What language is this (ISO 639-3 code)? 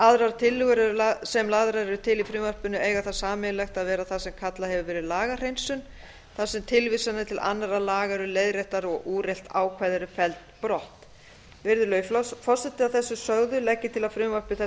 isl